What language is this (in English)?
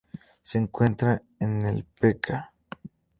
Spanish